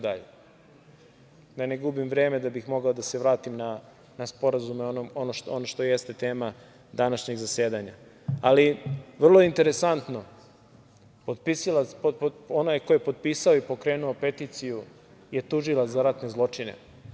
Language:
Serbian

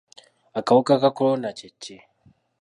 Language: Ganda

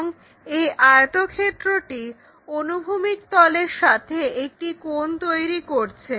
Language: Bangla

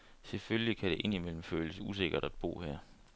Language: Danish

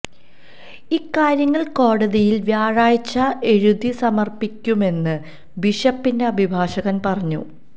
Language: Malayalam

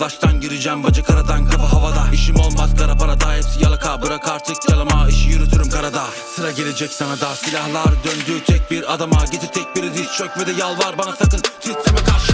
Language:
Turkish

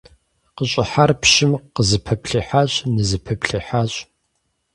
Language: Kabardian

